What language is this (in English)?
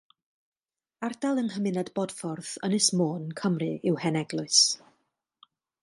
Welsh